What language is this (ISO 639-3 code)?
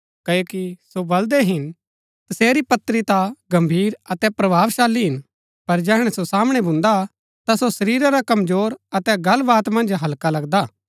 gbk